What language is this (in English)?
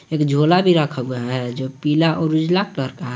Hindi